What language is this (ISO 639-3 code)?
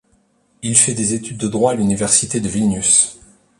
fra